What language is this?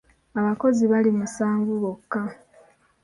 Ganda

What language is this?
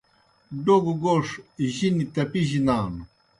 Kohistani Shina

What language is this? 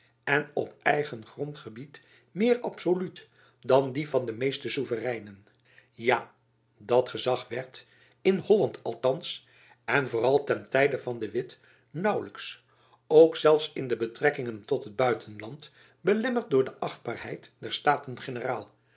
Dutch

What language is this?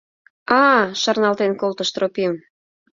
Mari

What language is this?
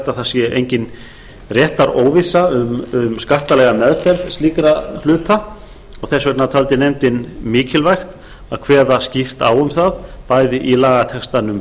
Icelandic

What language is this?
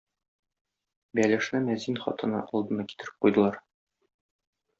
Tatar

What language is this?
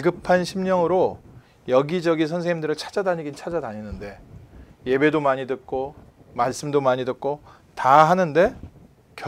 Korean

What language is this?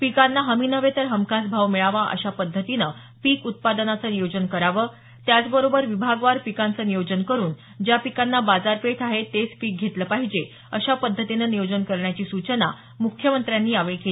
Marathi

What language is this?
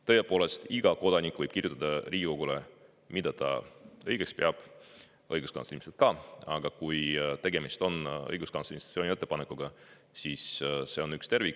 Estonian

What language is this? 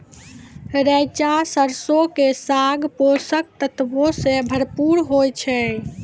Maithili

